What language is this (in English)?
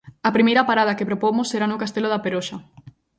Galician